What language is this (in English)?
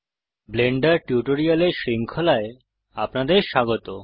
Bangla